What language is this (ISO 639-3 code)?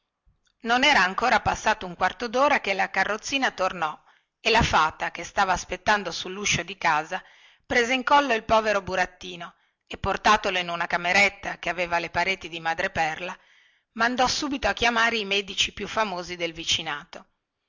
ita